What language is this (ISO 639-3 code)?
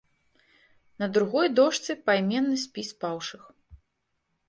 bel